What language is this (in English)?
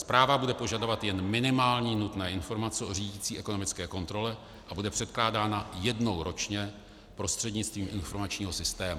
Czech